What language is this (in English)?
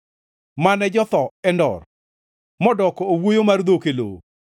Luo (Kenya and Tanzania)